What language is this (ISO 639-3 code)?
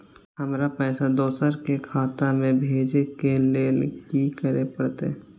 mai